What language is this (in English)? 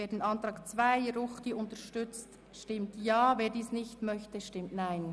Swiss German